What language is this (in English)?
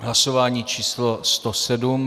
Czech